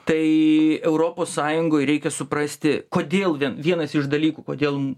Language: Lithuanian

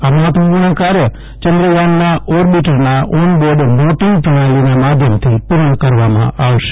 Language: Gujarati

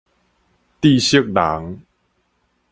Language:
Min Nan Chinese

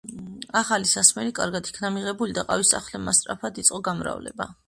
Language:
Georgian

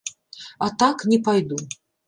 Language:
Belarusian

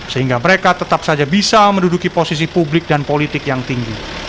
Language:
Indonesian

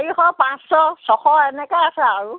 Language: Assamese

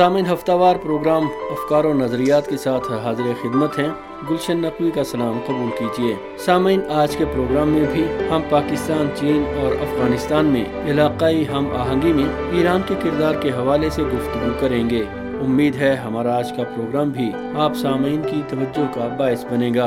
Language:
Urdu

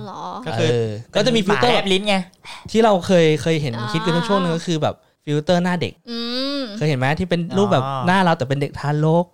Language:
Thai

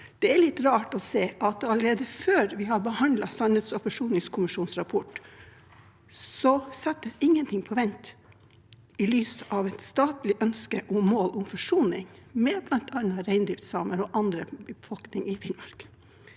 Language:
Norwegian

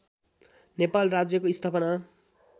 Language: Nepali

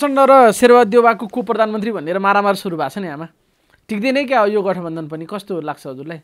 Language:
Romanian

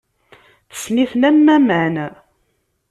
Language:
Kabyle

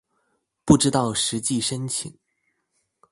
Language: Chinese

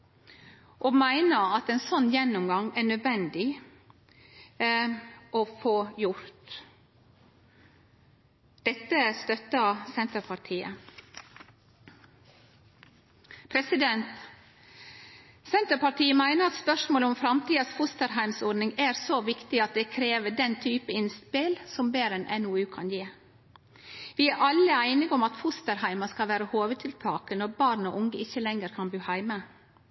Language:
Norwegian Nynorsk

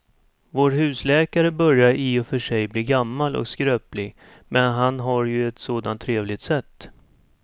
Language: Swedish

